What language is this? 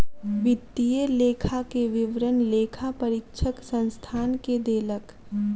Maithili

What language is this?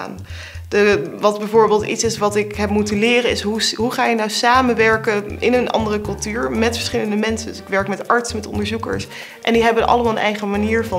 Dutch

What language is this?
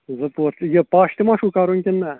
Kashmiri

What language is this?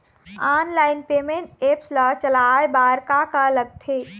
Chhattisgarhi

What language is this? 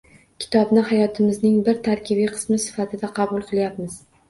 Uzbek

